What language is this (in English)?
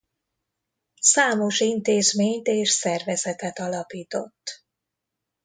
Hungarian